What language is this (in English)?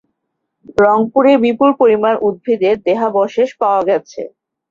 Bangla